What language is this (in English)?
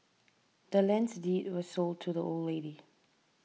English